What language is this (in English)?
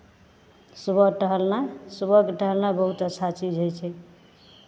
Maithili